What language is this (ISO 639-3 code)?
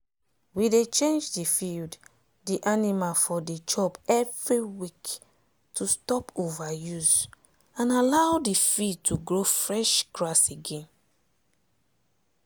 pcm